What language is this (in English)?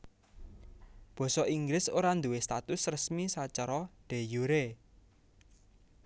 Javanese